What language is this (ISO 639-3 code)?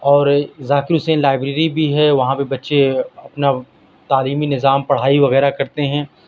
urd